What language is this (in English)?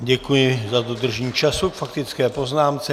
Czech